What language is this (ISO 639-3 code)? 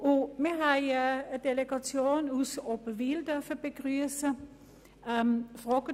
gsw